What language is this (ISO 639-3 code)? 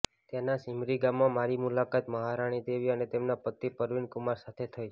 guj